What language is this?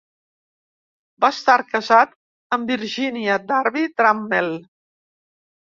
Catalan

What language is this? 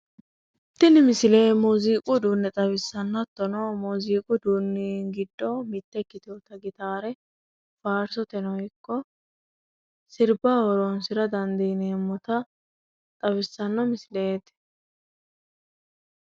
Sidamo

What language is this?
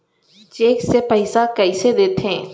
Chhattisgarhi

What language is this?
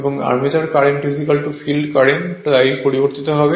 Bangla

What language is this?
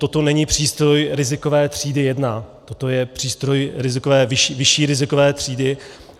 Czech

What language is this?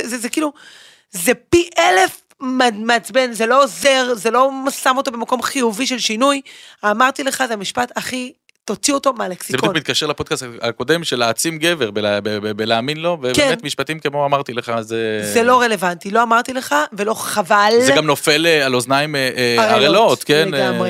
Hebrew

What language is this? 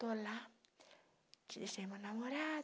Portuguese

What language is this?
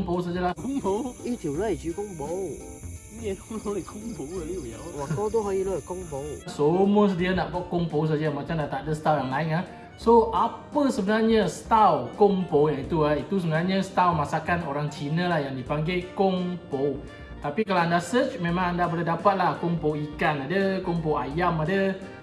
Malay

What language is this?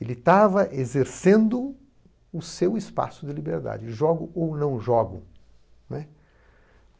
Portuguese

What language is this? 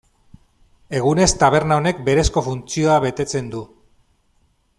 Basque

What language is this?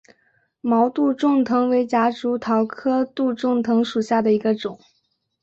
Chinese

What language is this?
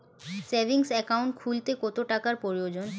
Bangla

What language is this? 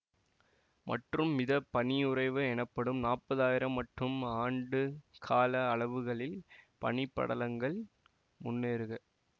Tamil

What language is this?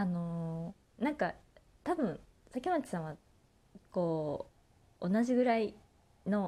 Japanese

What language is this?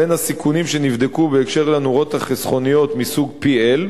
Hebrew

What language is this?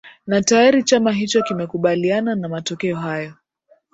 Swahili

